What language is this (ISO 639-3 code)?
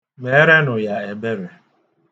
ibo